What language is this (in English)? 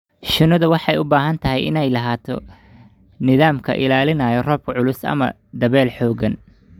Somali